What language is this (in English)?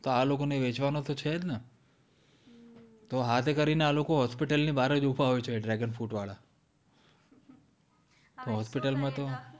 Gujarati